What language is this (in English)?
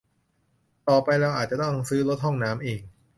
Thai